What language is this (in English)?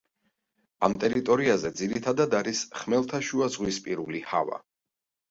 Georgian